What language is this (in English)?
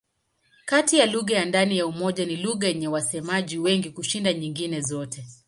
Swahili